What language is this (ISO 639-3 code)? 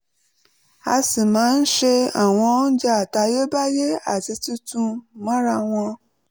yor